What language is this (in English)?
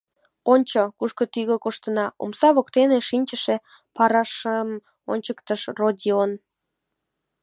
Mari